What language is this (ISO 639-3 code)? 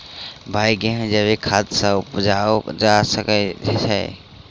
mai